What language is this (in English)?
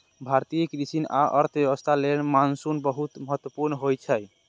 Maithili